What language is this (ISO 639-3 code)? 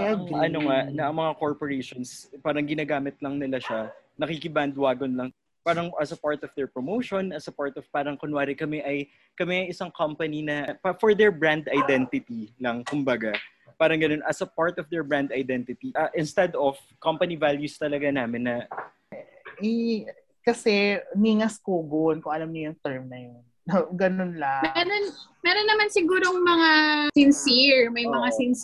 fil